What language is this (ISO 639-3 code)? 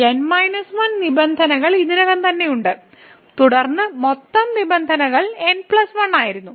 mal